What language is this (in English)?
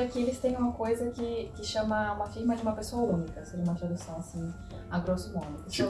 Portuguese